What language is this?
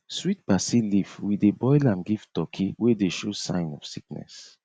Nigerian Pidgin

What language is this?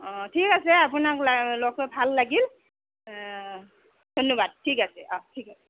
Assamese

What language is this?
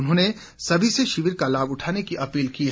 Hindi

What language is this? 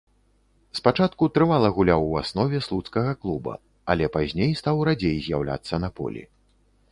Belarusian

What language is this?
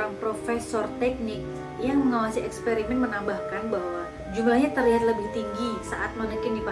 Indonesian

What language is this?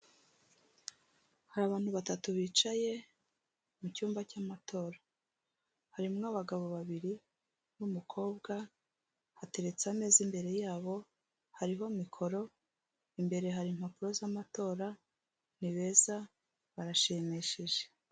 Kinyarwanda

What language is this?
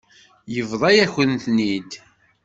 Kabyle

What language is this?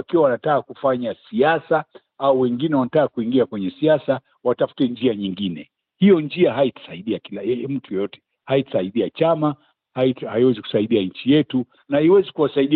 Swahili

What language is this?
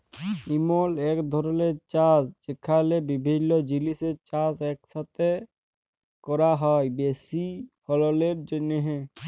Bangla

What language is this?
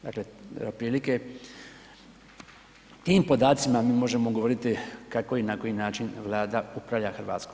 Croatian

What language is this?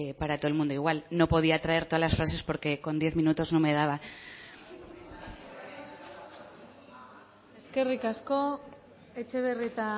Spanish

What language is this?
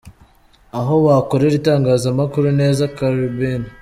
Kinyarwanda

